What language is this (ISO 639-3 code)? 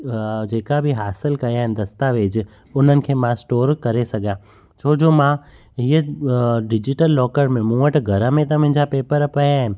snd